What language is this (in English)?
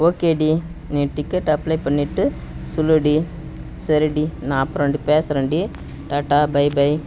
Tamil